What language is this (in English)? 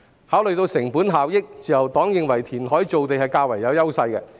Cantonese